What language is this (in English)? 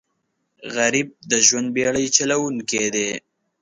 Pashto